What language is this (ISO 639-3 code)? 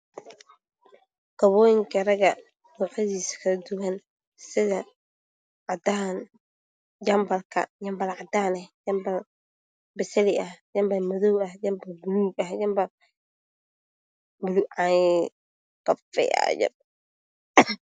som